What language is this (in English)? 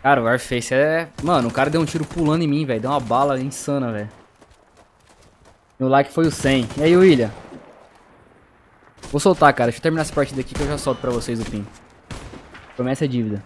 Portuguese